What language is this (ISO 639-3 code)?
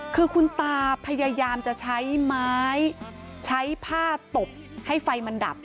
tha